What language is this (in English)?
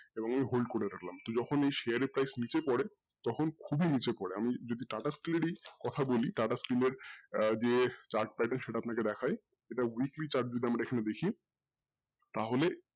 Bangla